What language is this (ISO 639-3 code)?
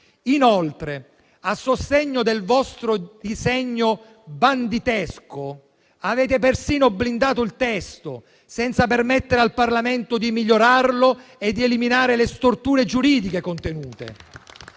ita